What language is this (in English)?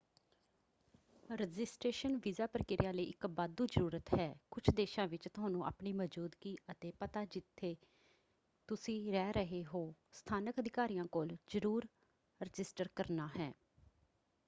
Punjabi